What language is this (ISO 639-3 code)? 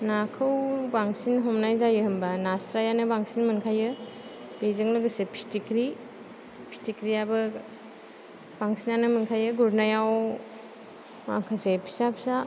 brx